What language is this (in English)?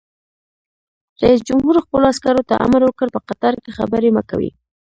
Pashto